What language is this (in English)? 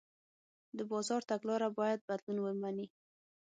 Pashto